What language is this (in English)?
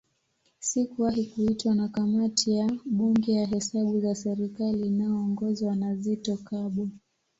Swahili